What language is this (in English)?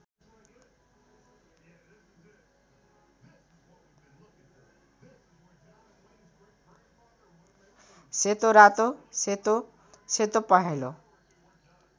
Nepali